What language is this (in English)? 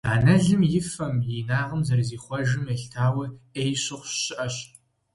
Kabardian